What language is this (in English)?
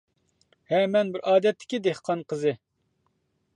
Uyghur